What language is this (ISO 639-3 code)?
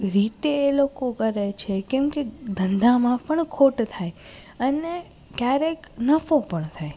guj